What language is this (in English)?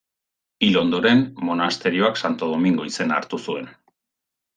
Basque